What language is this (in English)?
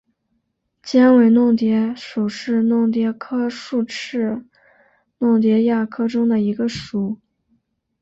Chinese